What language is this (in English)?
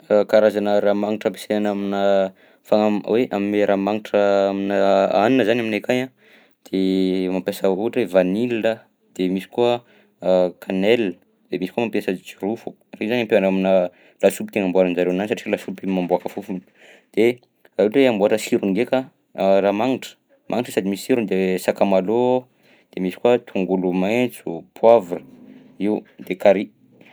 Southern Betsimisaraka Malagasy